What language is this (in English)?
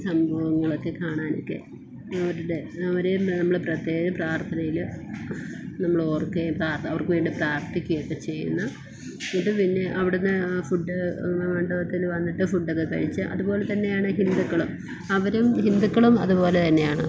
Malayalam